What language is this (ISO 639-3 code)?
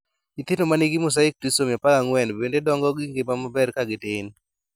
luo